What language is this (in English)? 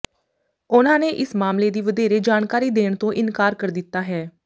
Punjabi